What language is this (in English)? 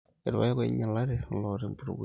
Masai